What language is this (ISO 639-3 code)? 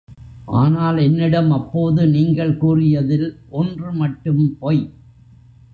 tam